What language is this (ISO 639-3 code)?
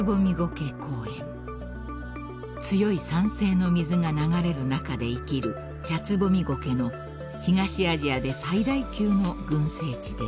jpn